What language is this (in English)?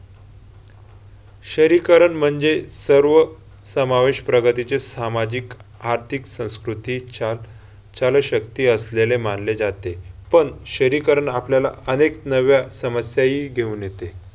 Marathi